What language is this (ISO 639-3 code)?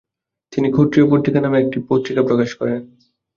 ben